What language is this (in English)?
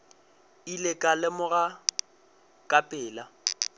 Northern Sotho